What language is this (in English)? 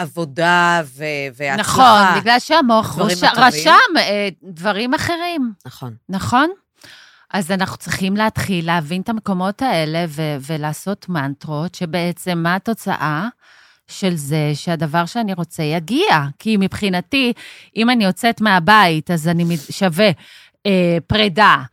Hebrew